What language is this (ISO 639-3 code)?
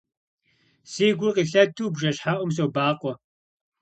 kbd